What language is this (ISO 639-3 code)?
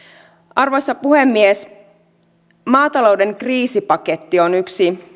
fin